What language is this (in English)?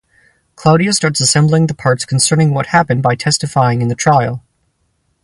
English